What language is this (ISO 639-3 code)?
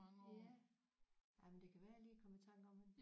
dan